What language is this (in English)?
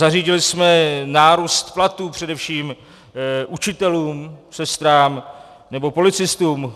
Czech